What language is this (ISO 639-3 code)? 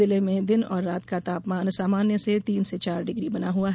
hin